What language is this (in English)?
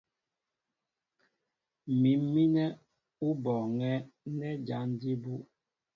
Mbo (Cameroon)